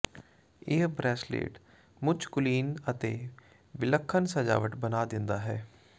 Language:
Punjabi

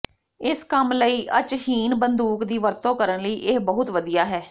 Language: Punjabi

